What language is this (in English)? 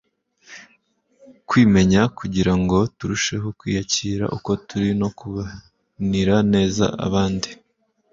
Kinyarwanda